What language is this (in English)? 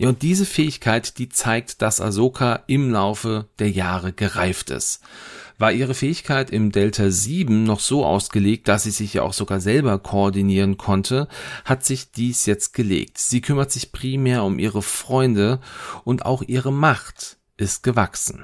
German